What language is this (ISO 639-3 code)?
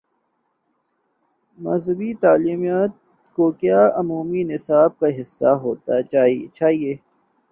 urd